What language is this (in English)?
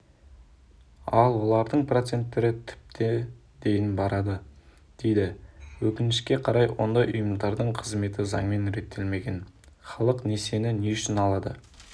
Kazakh